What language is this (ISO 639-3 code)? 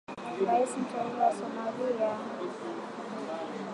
swa